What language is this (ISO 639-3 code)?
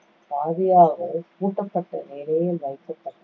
tam